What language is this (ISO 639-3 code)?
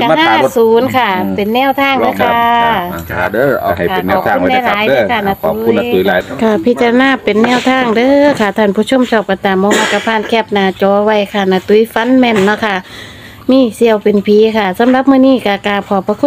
tha